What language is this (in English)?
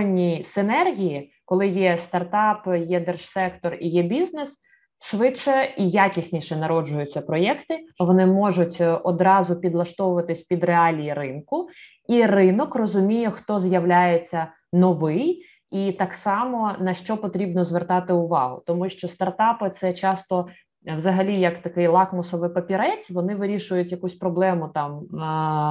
Ukrainian